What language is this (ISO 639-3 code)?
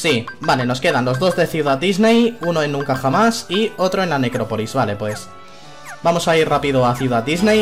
spa